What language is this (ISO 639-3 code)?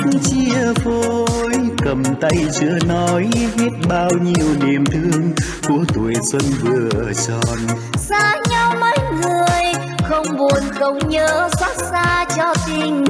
vie